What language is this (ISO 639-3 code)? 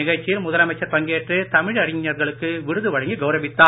tam